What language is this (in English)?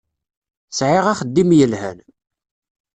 Kabyle